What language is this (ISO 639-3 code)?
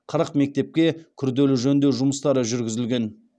kaz